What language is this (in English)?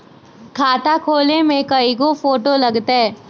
Magahi